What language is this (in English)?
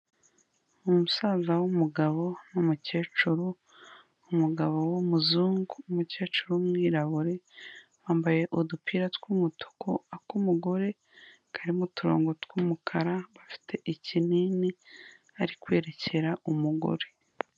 Kinyarwanda